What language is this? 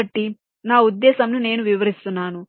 Telugu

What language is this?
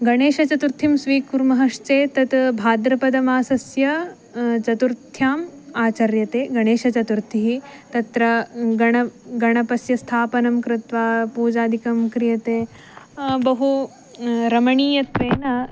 Sanskrit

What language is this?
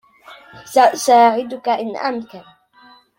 Arabic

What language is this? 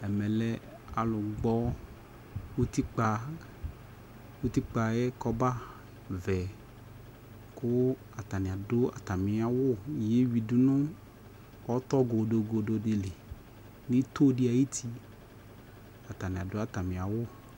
Ikposo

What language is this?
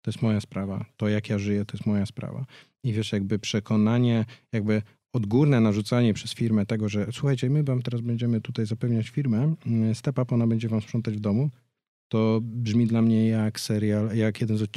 Polish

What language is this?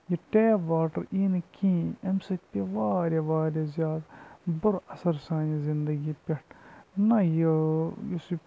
Kashmiri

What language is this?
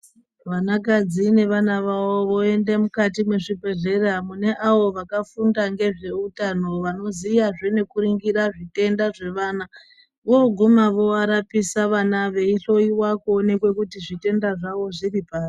Ndau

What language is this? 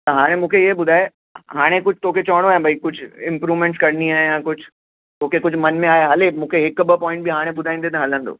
Sindhi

